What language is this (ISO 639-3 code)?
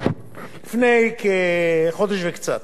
heb